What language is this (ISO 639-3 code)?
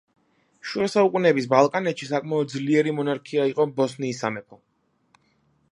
kat